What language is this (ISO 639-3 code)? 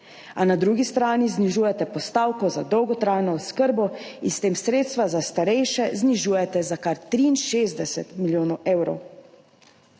slv